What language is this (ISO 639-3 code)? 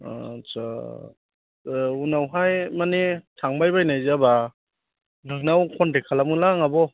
brx